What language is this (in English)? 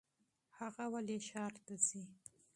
Pashto